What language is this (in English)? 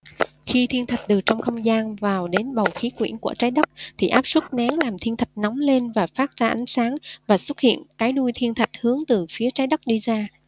Vietnamese